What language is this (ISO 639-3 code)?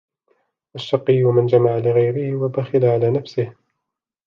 ara